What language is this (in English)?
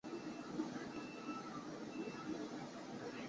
Chinese